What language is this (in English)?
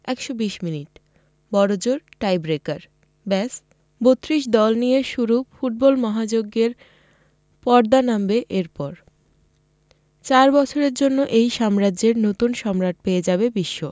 Bangla